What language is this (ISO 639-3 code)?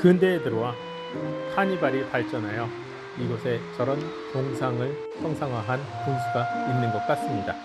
kor